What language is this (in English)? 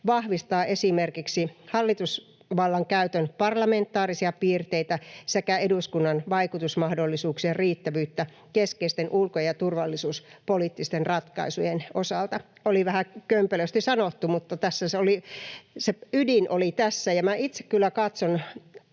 Finnish